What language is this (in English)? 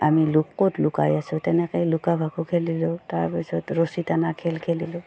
Assamese